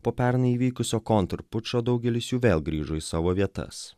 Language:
Lithuanian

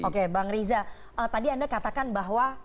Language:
Indonesian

